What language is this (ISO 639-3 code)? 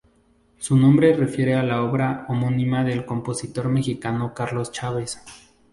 spa